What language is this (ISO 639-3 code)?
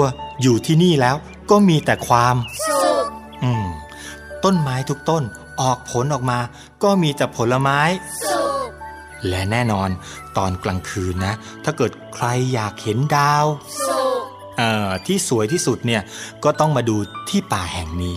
tha